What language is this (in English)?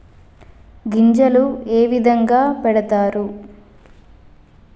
Telugu